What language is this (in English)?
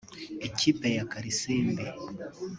Kinyarwanda